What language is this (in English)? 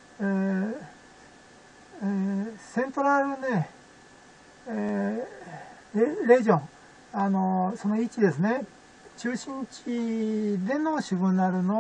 Japanese